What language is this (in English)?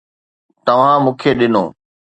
Sindhi